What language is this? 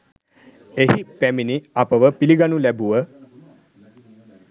Sinhala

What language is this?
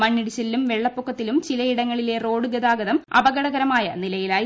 Malayalam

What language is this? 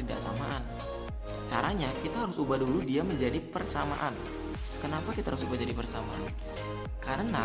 Indonesian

